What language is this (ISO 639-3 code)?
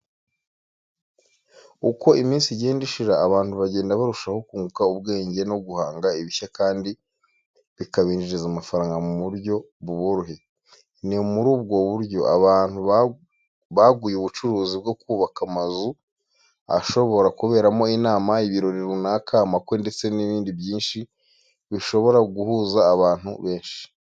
kin